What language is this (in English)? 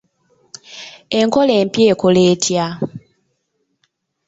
Ganda